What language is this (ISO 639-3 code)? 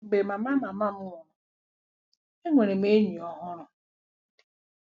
ibo